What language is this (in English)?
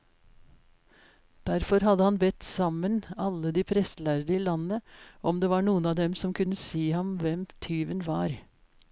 Norwegian